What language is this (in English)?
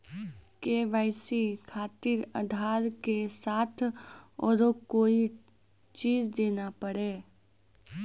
Maithili